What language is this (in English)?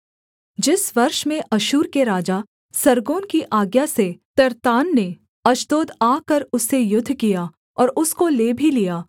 Hindi